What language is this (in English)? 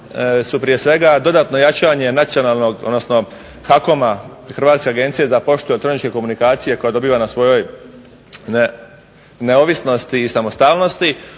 Croatian